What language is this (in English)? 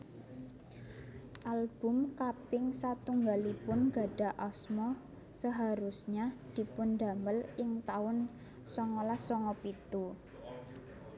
Javanese